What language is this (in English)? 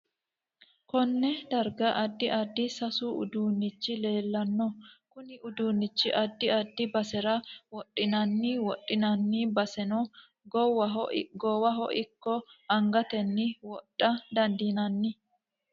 Sidamo